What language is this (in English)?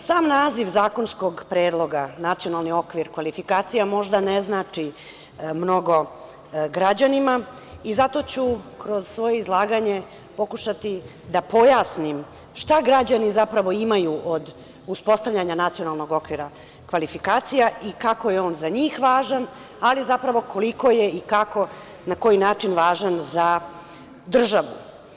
Serbian